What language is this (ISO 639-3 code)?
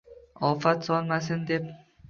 uzb